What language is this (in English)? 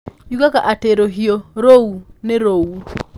Kikuyu